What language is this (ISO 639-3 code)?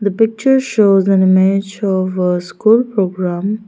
eng